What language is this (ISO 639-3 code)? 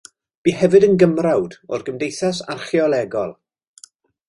cym